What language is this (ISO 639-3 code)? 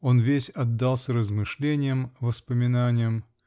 rus